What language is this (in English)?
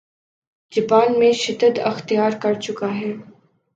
Urdu